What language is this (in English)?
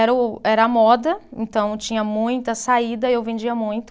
Portuguese